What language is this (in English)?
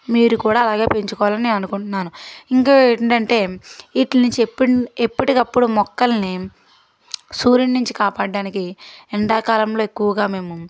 Telugu